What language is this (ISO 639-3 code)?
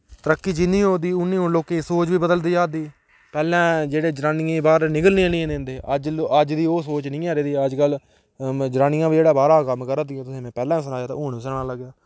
doi